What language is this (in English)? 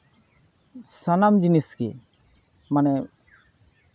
Santali